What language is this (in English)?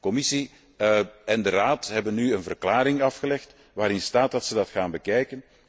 Dutch